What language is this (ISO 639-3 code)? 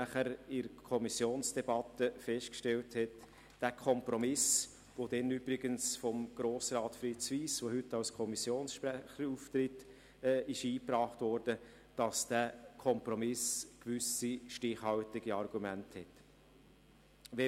gsw